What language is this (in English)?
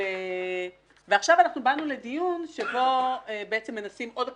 Hebrew